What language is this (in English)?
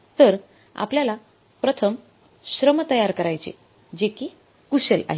Marathi